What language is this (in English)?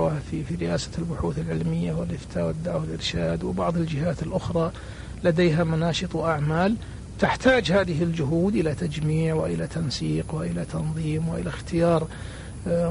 Arabic